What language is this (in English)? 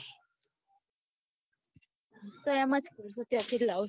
Gujarati